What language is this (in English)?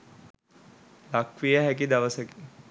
Sinhala